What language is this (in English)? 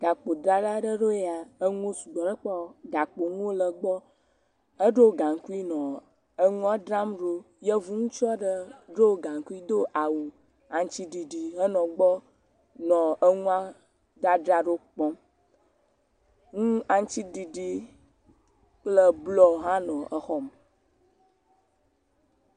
Ewe